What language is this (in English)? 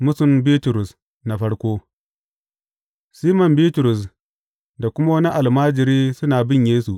Hausa